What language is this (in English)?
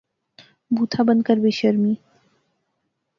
Pahari-Potwari